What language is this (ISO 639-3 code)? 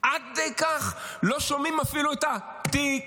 heb